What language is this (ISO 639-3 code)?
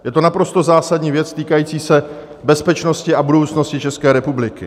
ces